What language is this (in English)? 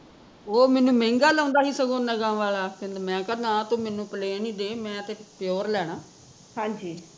Punjabi